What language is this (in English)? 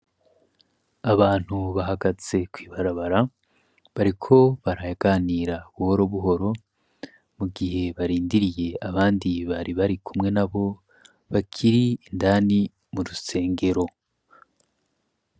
Rundi